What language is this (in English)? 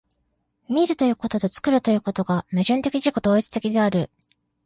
Japanese